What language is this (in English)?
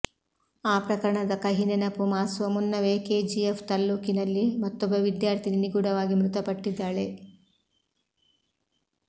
Kannada